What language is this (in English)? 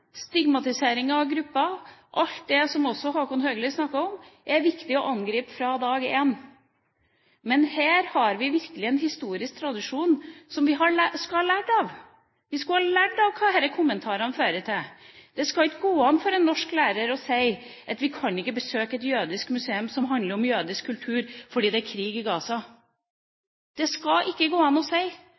Norwegian Bokmål